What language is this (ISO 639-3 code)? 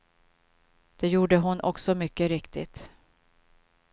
swe